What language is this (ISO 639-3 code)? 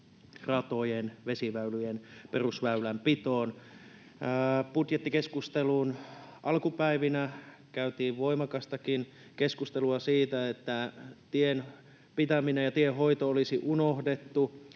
fin